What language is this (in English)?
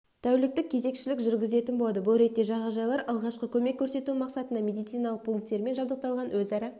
Kazakh